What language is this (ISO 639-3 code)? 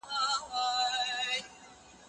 pus